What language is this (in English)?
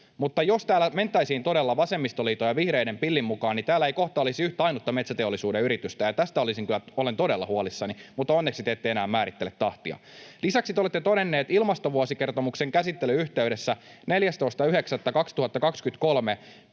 Finnish